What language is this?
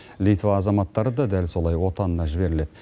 Kazakh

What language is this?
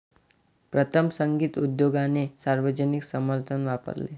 Marathi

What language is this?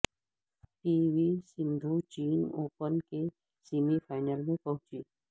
Urdu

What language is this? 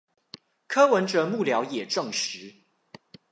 Chinese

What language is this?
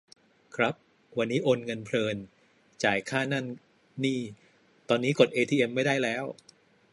Thai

